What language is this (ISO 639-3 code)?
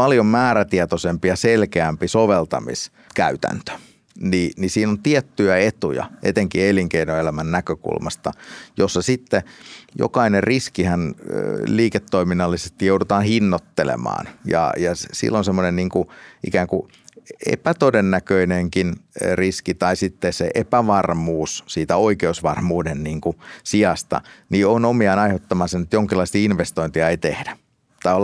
fin